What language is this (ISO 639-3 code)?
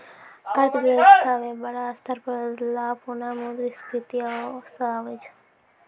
mai